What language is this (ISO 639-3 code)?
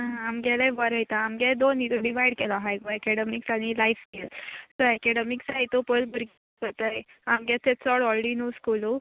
kok